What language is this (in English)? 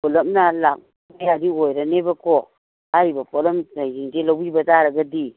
Manipuri